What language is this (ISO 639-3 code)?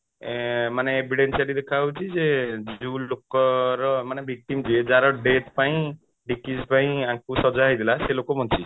ori